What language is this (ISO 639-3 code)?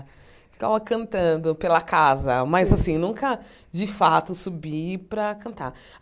por